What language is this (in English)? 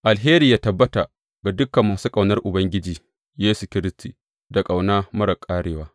Hausa